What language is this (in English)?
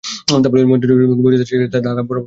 Bangla